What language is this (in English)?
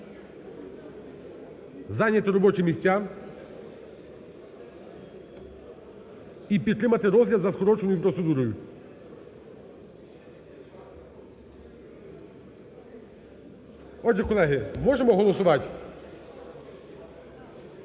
Ukrainian